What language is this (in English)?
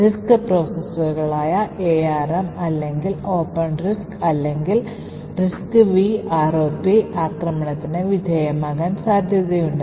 Malayalam